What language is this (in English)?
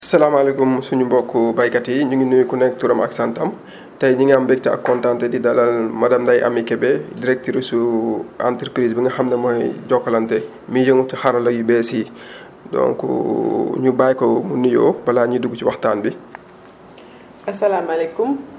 Wolof